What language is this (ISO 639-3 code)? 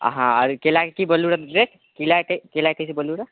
mai